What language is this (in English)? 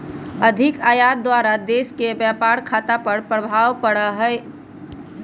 Magahi